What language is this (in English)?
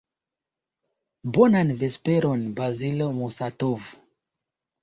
Esperanto